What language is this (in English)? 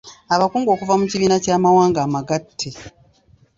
Ganda